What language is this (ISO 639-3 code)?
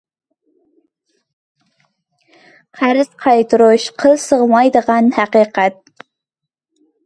uig